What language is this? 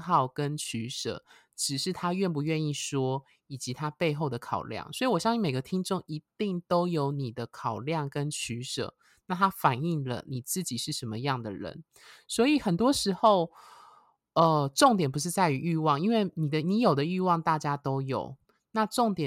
Chinese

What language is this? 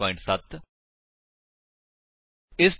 Punjabi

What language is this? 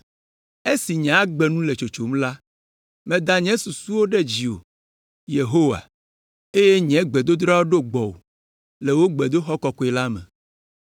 Ewe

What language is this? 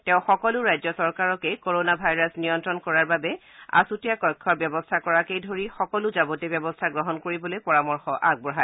Assamese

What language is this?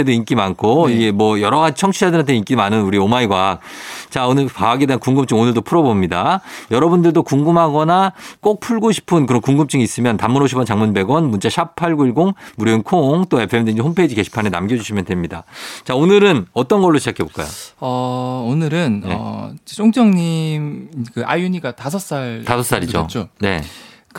Korean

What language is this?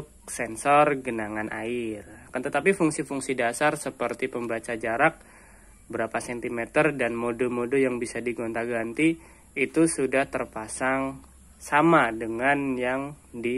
Indonesian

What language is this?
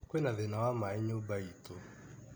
Kikuyu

